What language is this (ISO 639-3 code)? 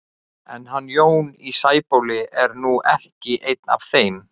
isl